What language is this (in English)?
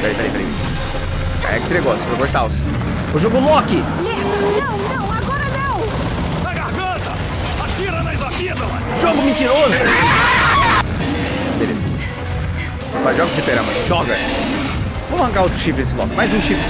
Portuguese